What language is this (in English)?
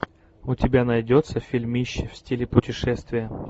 Russian